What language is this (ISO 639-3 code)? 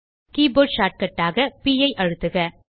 tam